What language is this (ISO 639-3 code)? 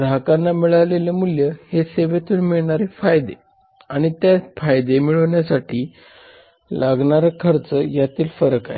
mar